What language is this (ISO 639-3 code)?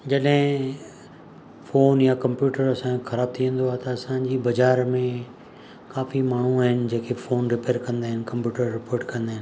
snd